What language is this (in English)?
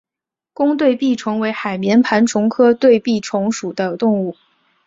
Chinese